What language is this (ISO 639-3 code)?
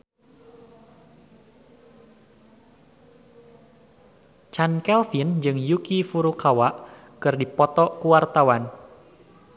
sun